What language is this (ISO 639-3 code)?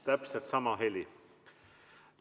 est